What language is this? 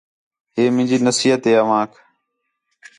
Khetrani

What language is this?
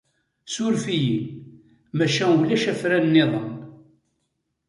Kabyle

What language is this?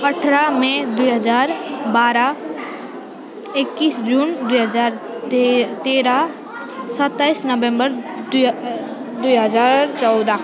Nepali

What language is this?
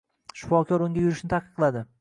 Uzbek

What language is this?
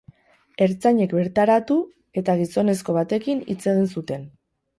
Basque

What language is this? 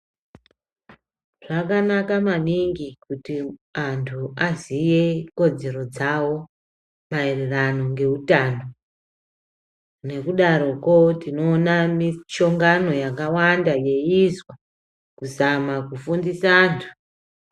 Ndau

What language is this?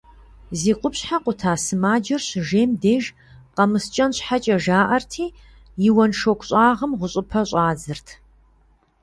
Kabardian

